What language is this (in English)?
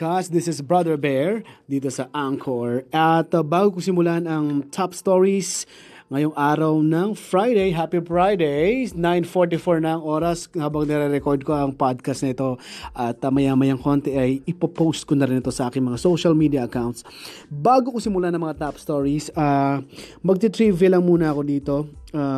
Filipino